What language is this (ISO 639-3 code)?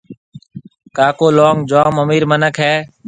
mve